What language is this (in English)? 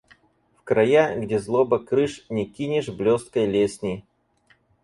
Russian